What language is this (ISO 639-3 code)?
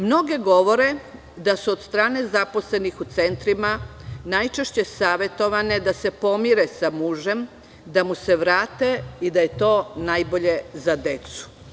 srp